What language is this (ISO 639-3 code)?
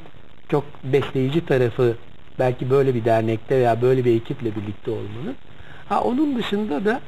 tur